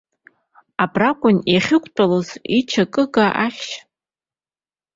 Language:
Abkhazian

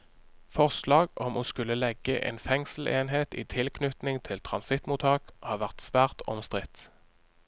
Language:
Norwegian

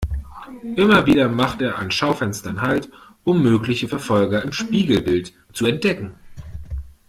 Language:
German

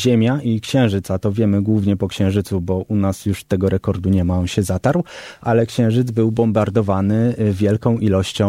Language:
Polish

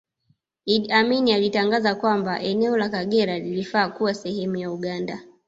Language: Swahili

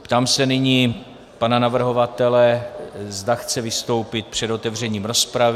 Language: Czech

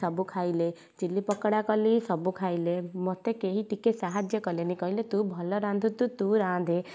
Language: Odia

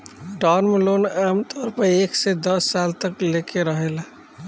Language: Bhojpuri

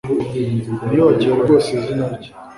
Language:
Kinyarwanda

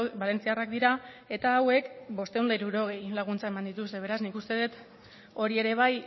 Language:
Basque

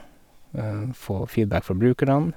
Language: Norwegian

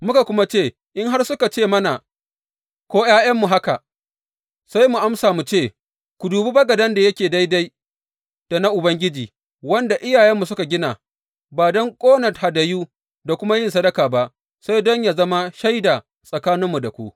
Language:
Hausa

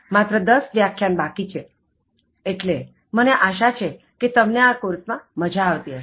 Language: Gujarati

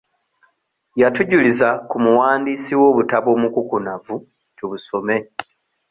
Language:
Ganda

